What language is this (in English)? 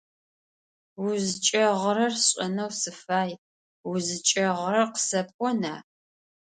Adyghe